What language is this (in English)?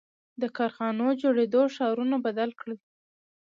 Pashto